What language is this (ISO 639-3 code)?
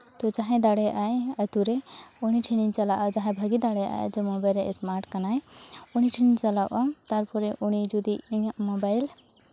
sat